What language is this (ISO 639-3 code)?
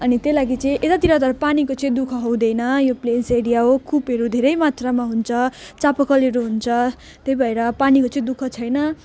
nep